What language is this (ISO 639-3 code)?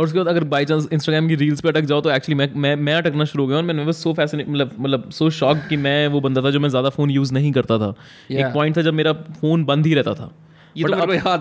hin